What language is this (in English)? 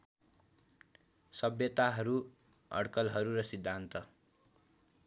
Nepali